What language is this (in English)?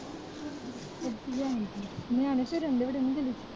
Punjabi